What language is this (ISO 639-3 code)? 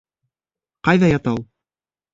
bak